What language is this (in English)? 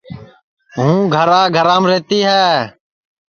Sansi